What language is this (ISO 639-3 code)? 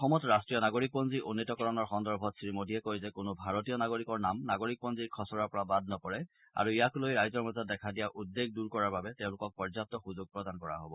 asm